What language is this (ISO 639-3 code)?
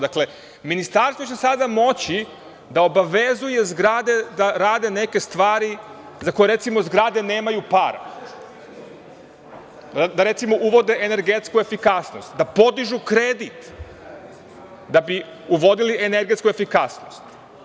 srp